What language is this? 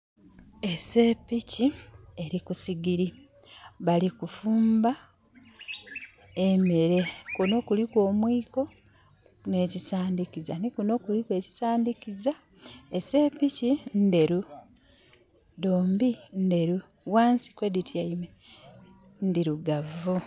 Soga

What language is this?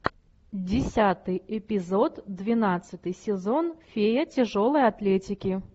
Russian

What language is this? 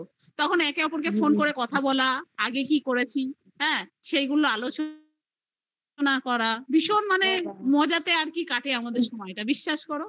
Bangla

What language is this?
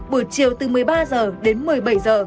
Vietnamese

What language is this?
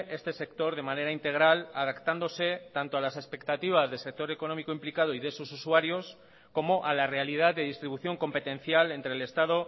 Spanish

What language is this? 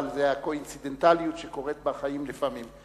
Hebrew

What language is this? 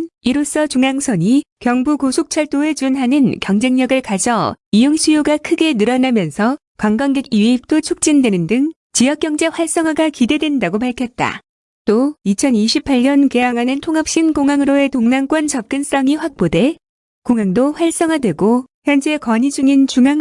Korean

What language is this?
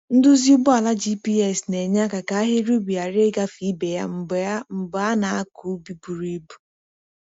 Igbo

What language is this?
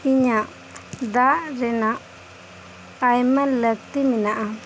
Santali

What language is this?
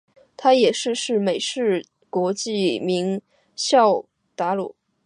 Chinese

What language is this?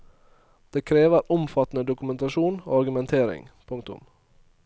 Norwegian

